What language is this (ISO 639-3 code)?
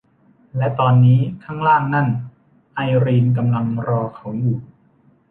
tha